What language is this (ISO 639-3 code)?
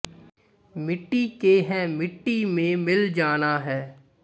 pan